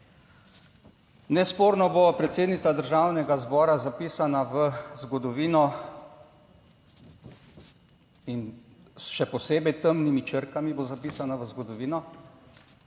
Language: Slovenian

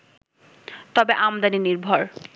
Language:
Bangla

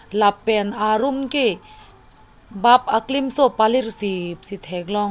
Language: Karbi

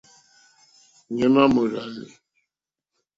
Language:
Mokpwe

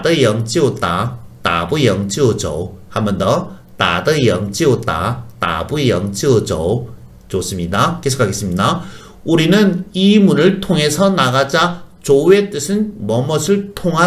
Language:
Korean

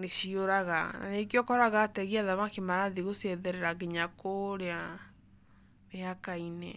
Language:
Kikuyu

